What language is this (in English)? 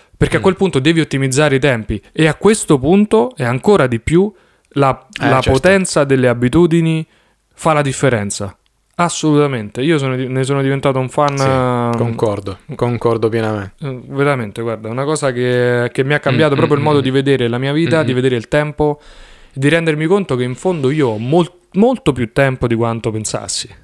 Italian